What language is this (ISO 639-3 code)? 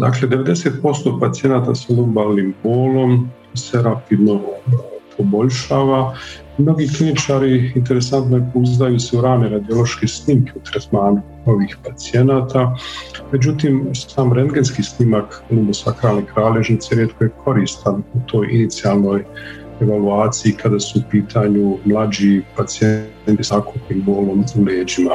hrv